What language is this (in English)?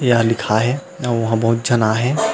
Chhattisgarhi